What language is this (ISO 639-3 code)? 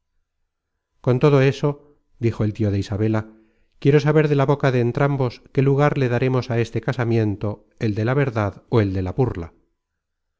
spa